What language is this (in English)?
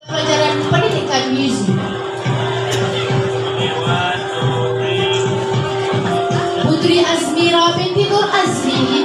Malay